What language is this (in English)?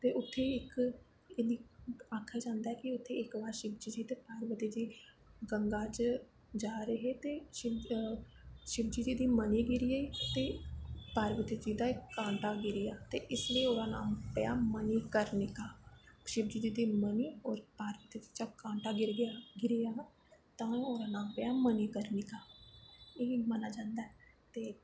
Dogri